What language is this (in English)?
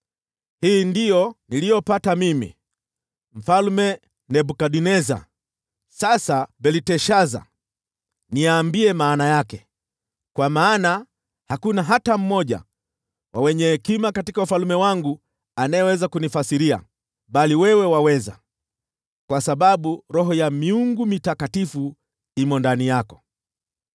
Swahili